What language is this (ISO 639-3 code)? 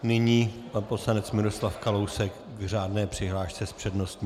ces